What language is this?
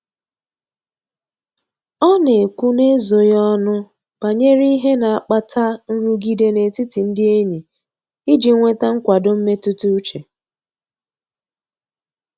Igbo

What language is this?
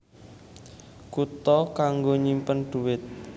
Javanese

